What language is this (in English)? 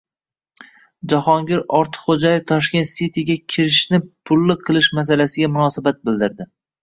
Uzbek